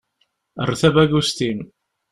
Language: Kabyle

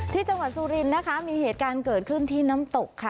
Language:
Thai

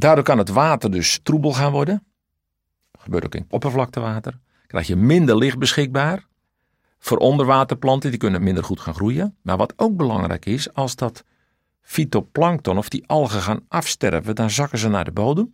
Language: Dutch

